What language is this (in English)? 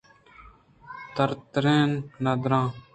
Eastern Balochi